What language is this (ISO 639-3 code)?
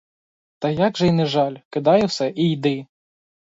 ukr